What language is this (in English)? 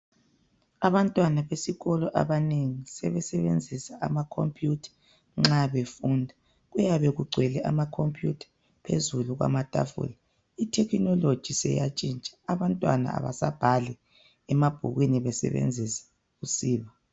North Ndebele